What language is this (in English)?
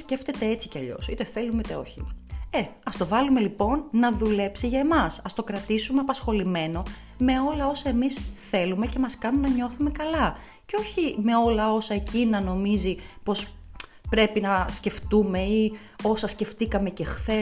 Greek